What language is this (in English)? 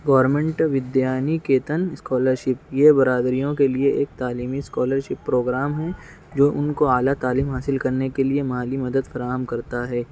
Urdu